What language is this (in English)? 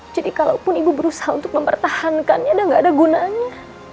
Indonesian